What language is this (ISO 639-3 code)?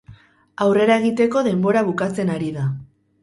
eus